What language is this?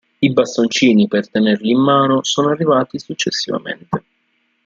Italian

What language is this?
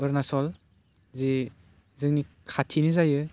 Bodo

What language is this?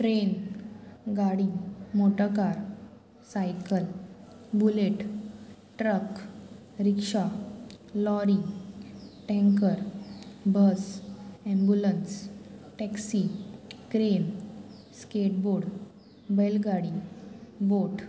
Konkani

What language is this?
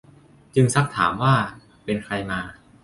Thai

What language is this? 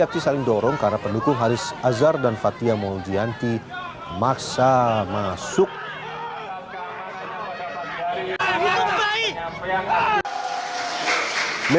Indonesian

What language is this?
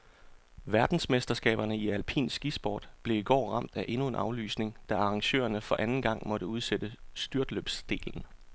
Danish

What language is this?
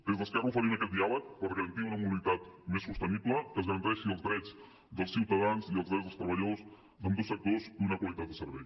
Catalan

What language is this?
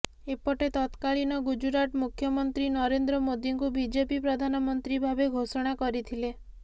Odia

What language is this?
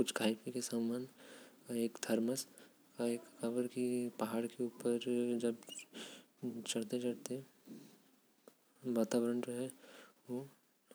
Korwa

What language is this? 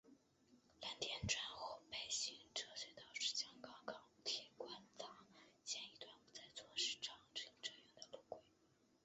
Chinese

